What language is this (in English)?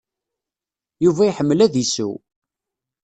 Kabyle